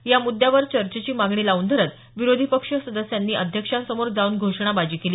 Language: Marathi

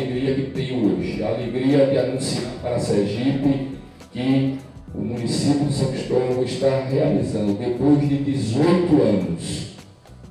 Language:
Portuguese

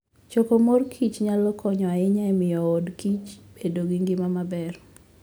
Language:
Luo (Kenya and Tanzania)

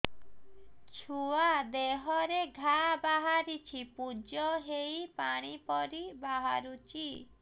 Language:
Odia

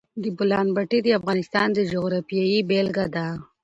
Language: Pashto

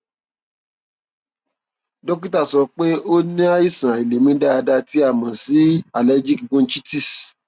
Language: Yoruba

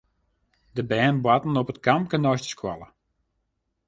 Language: Western Frisian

